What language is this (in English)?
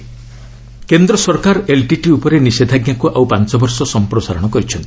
Odia